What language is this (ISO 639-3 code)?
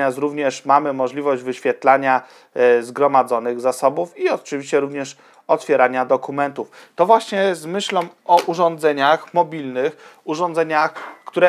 pol